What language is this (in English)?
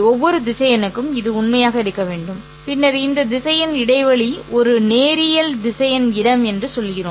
Tamil